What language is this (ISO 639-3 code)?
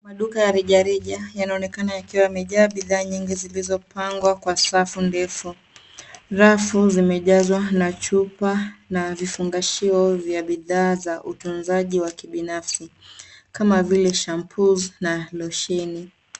swa